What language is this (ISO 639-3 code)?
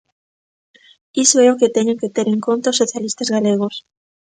glg